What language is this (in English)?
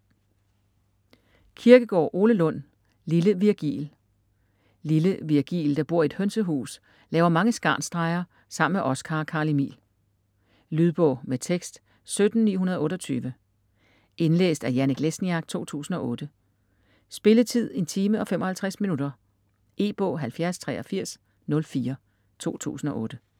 Danish